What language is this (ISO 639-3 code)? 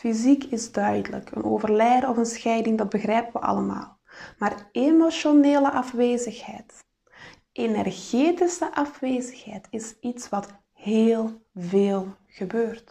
nld